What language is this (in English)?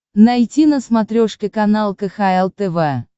Russian